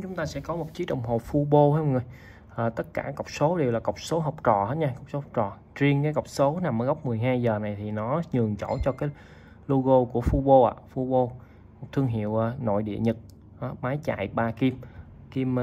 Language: Vietnamese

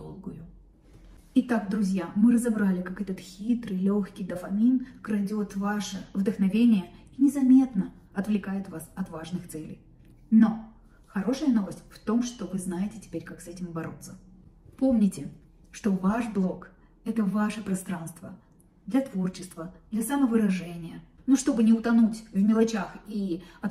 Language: Russian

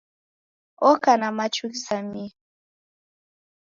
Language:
Taita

